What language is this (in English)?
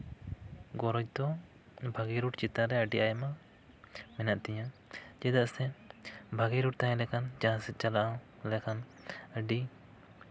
Santali